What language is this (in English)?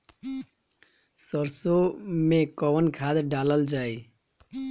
Bhojpuri